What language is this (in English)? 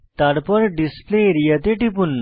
Bangla